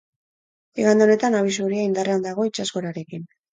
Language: Basque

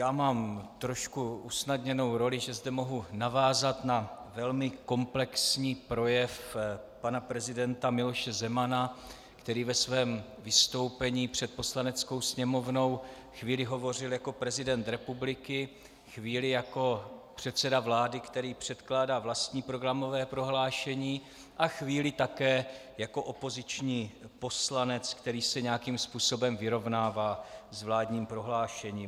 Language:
Czech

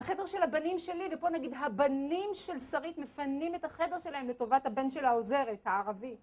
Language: Hebrew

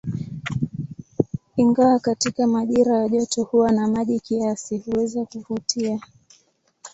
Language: Swahili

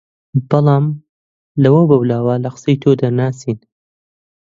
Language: Central Kurdish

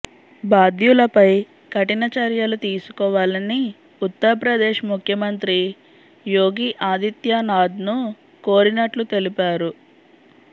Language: Telugu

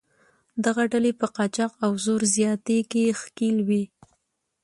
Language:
Pashto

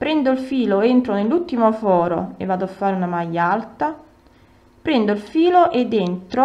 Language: Italian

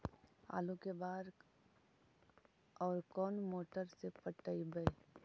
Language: Magahi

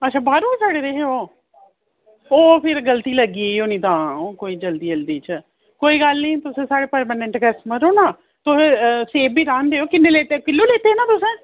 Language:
Dogri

